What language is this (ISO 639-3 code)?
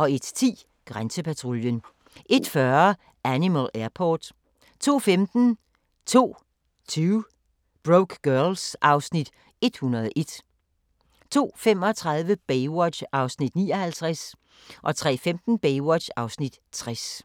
dan